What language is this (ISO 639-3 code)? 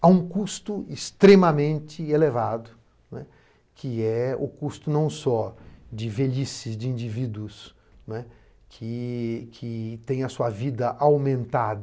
por